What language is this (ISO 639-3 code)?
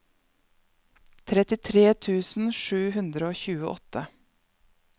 nor